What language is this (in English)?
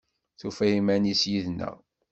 Kabyle